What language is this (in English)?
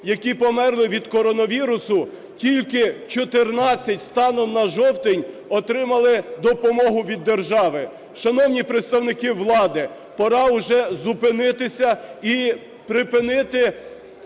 Ukrainian